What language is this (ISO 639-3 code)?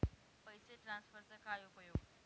mar